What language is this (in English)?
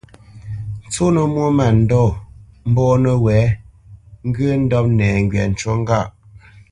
Bamenyam